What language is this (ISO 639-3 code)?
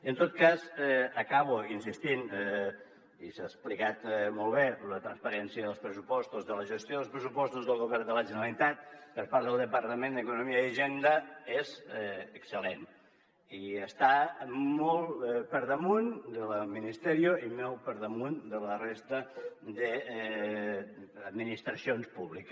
cat